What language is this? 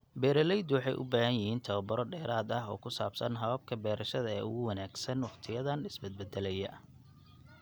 Somali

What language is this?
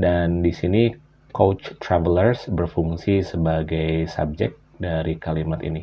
Indonesian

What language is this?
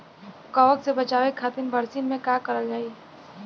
Bhojpuri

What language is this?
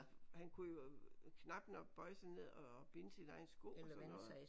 Danish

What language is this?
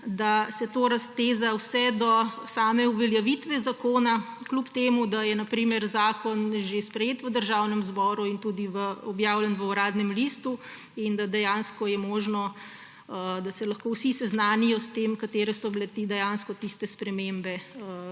Slovenian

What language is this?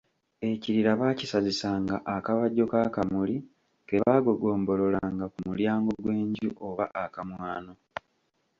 Ganda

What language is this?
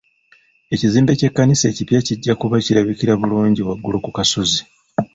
Ganda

